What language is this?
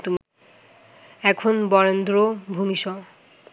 Bangla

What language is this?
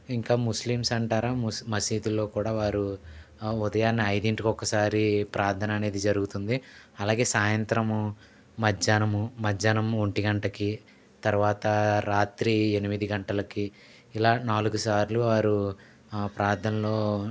Telugu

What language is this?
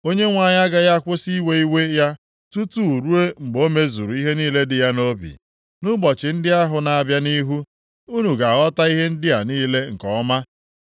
Igbo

